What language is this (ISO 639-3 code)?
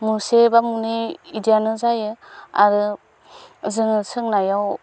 brx